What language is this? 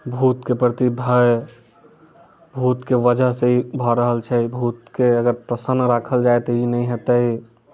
Maithili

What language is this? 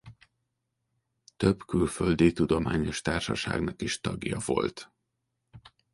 Hungarian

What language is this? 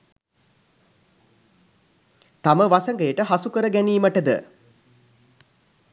Sinhala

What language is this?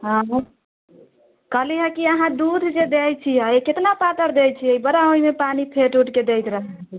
Maithili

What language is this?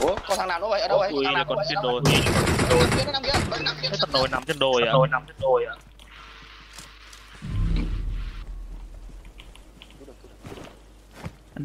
Vietnamese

